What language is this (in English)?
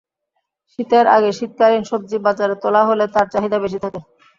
Bangla